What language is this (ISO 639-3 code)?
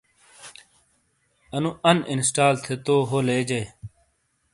scl